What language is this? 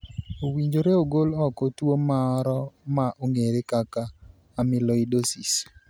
Luo (Kenya and Tanzania)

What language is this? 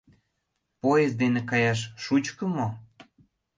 Mari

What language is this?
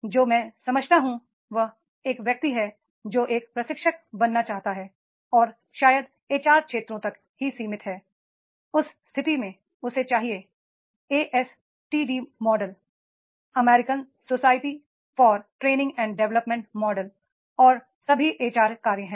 Hindi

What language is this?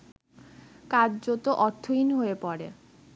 Bangla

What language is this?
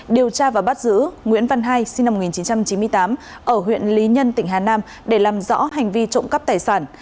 Vietnamese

